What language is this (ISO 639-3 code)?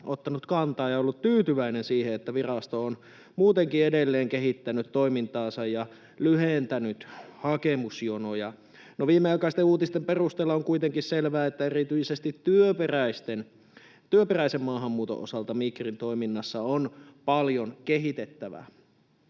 fin